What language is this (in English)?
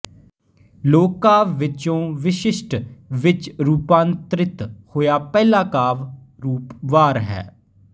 Punjabi